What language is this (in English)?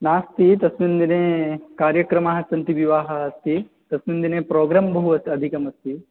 Sanskrit